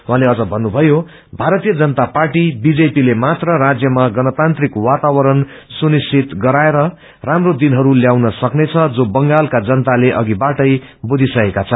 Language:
Nepali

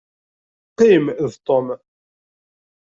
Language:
Kabyle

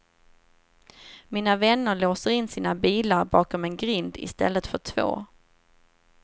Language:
Swedish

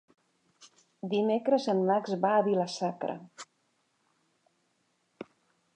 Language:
Catalan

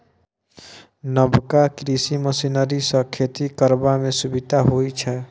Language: Maithili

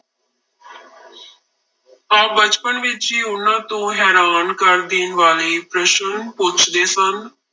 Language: Punjabi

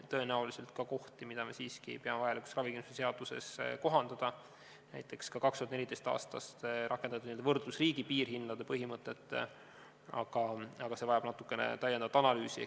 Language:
Estonian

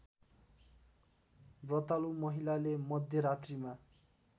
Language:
Nepali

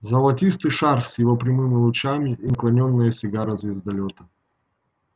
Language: Russian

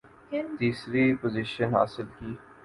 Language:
Urdu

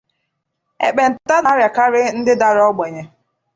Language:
Igbo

